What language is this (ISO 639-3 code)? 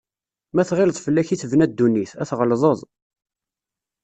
kab